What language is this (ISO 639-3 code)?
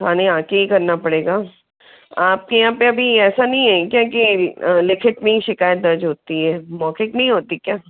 hin